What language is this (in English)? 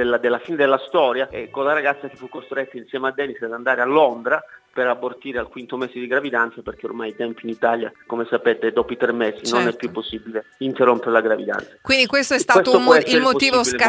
Italian